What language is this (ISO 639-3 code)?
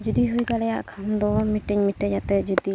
sat